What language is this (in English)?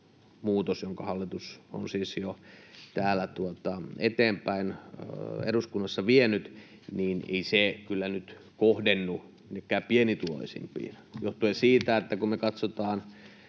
Finnish